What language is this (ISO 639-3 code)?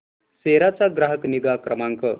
mar